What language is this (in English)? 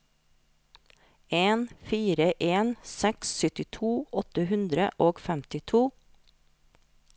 Norwegian